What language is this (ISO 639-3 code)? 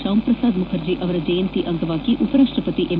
kan